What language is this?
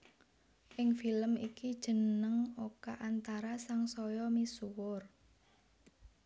Javanese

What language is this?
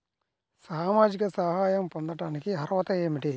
Telugu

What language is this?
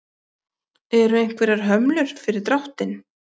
Icelandic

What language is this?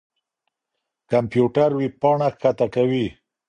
Pashto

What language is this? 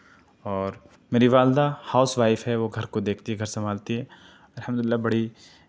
Urdu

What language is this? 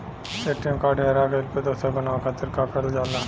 Bhojpuri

